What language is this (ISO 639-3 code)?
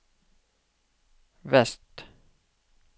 nor